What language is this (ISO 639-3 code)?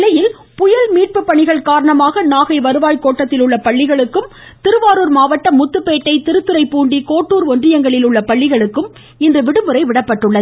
tam